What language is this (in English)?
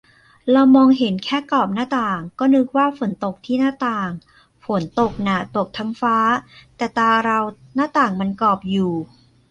Thai